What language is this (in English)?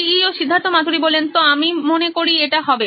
Bangla